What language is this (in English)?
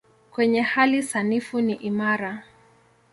Swahili